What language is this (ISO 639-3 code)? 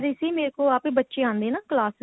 pan